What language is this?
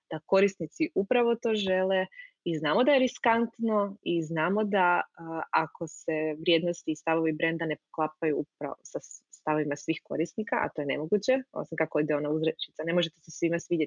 Croatian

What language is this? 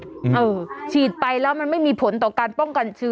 Thai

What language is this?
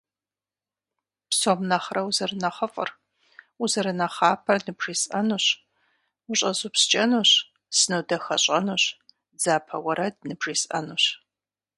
Kabardian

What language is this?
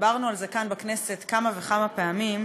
Hebrew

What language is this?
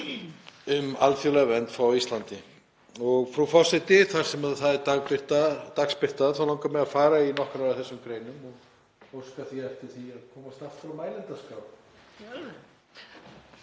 Icelandic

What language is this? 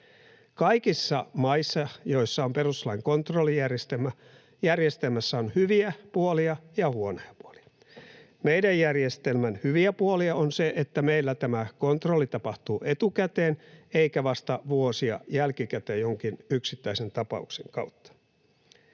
Finnish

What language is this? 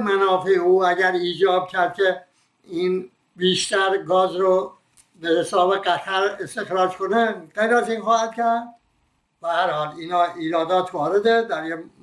Persian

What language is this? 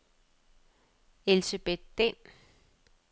Danish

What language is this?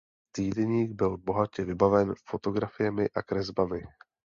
Czech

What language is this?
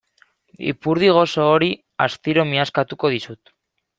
Basque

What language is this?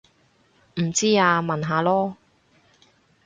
Cantonese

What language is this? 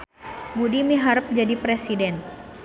Sundanese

